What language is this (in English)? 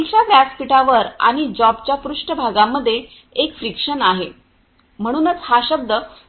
Marathi